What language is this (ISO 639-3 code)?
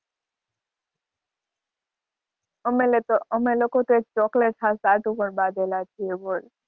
guj